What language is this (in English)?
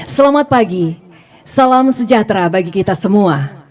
Indonesian